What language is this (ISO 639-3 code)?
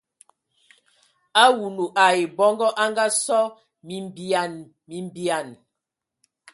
ewo